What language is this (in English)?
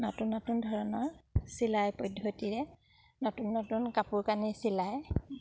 Assamese